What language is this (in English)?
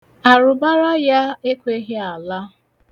Igbo